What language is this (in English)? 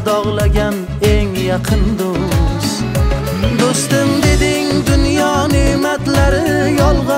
Turkish